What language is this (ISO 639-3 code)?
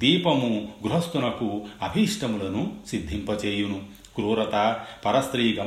tel